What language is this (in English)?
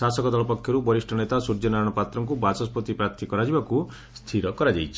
Odia